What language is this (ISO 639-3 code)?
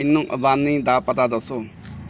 pan